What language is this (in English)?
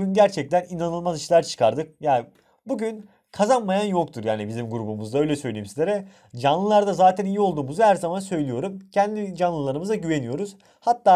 Turkish